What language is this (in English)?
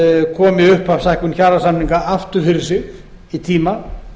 Icelandic